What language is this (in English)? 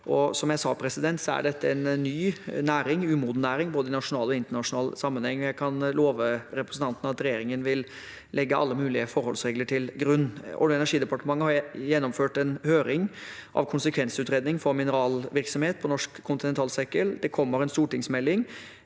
Norwegian